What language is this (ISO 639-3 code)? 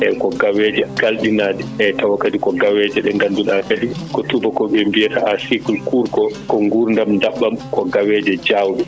ful